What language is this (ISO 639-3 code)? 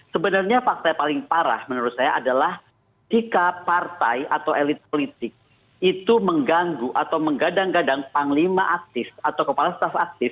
ind